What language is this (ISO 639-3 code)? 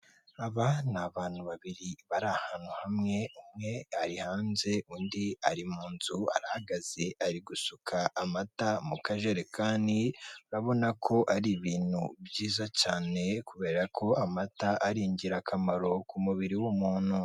kin